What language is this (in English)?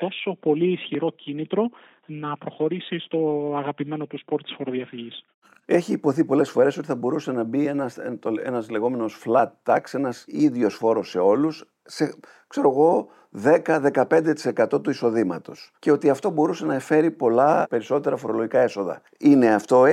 Greek